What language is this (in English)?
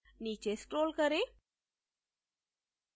Hindi